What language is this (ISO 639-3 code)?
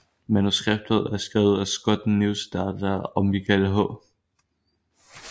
dan